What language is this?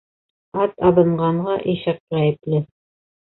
Bashkir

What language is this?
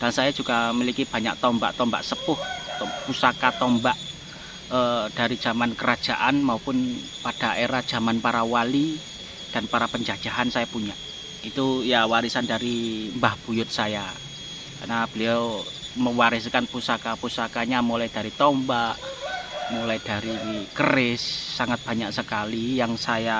Indonesian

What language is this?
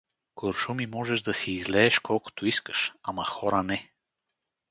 Bulgarian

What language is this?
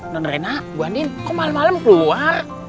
Indonesian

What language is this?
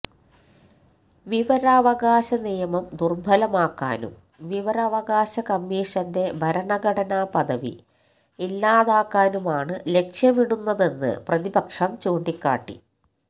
Malayalam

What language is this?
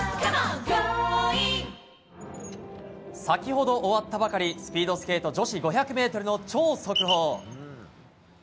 Japanese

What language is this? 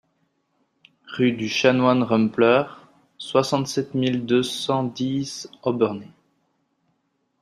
French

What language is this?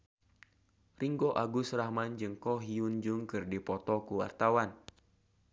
Sundanese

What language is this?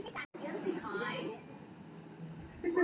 Maithili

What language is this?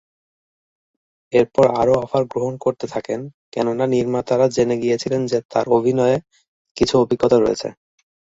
Bangla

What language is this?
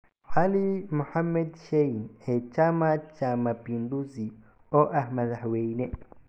Somali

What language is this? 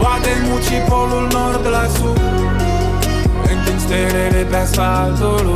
Romanian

